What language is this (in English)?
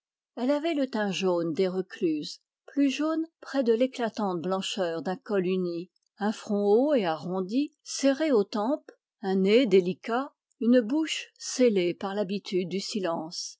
French